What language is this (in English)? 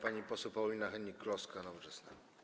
Polish